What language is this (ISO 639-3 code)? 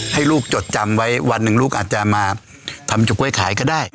tha